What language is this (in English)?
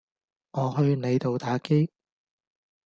Cantonese